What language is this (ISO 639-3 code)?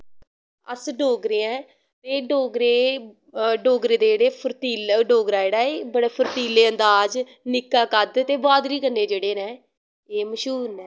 doi